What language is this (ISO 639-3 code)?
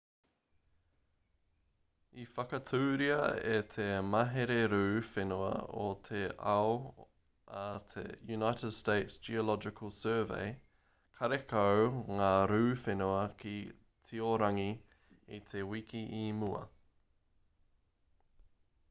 mri